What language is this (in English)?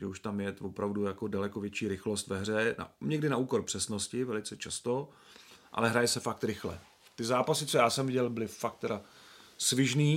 Czech